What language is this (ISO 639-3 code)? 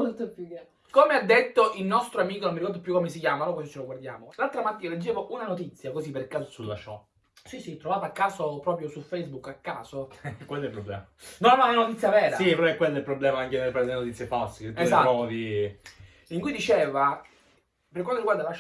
ita